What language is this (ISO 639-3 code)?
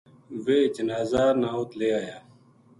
gju